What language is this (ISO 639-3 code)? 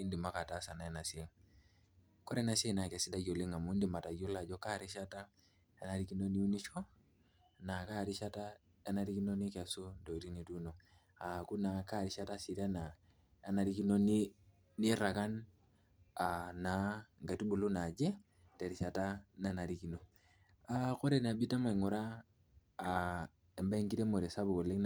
mas